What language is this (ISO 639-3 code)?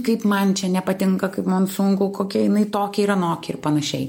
lit